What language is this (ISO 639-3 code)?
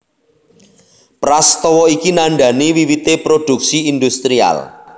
jav